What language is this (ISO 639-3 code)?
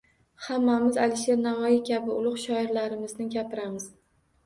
uzb